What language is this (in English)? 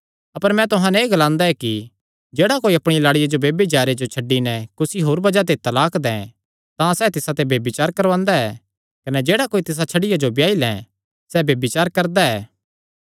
Kangri